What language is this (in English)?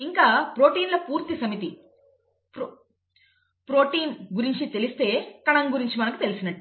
Telugu